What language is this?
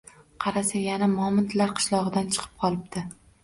Uzbek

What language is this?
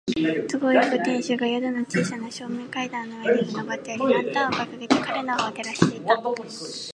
Japanese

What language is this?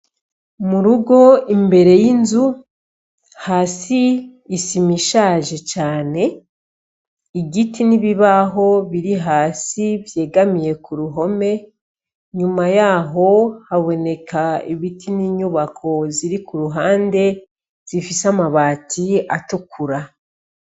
Rundi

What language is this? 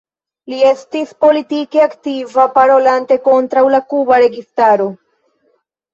Esperanto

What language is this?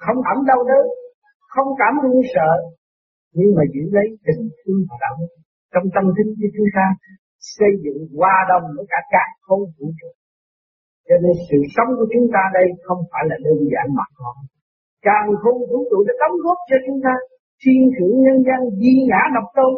Vietnamese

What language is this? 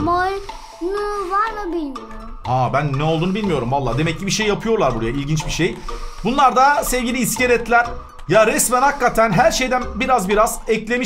Turkish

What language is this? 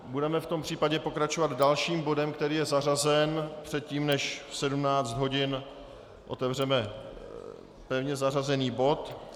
Czech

